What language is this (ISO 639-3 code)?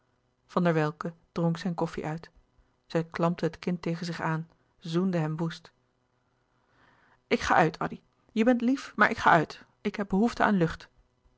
nld